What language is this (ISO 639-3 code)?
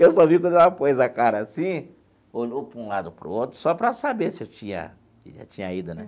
por